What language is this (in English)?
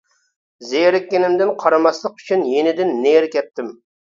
Uyghur